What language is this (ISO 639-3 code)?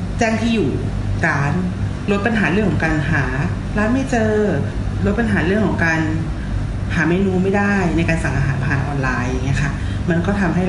tha